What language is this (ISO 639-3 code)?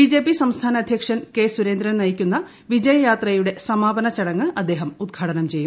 mal